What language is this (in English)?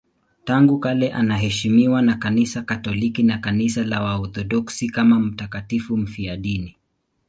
Swahili